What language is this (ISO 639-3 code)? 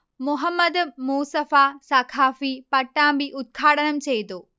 mal